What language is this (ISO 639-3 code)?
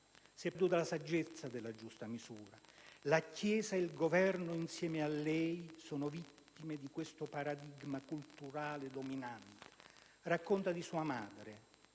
ita